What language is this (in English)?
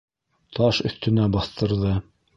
Bashkir